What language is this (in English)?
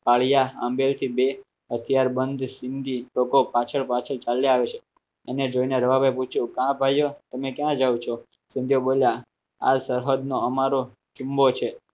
Gujarati